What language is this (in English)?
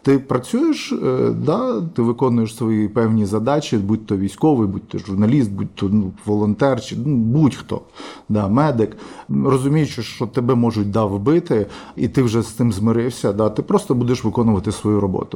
Ukrainian